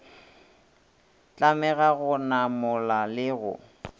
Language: Northern Sotho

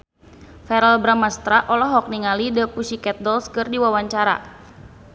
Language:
Sundanese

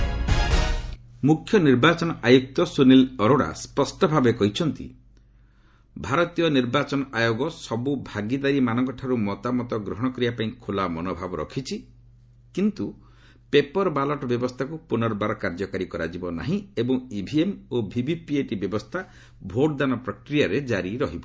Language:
Odia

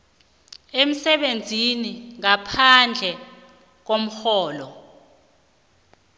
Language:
South Ndebele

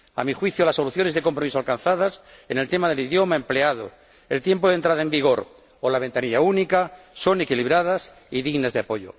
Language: Spanish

